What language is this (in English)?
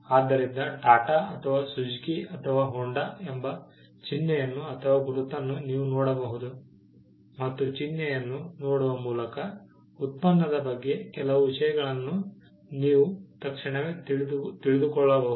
Kannada